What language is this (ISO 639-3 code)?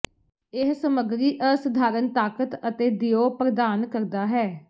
pan